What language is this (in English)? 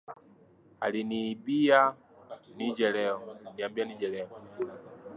Swahili